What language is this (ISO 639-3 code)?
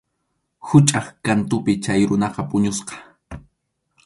qxu